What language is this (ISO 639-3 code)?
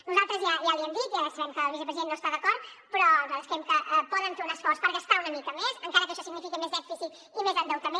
cat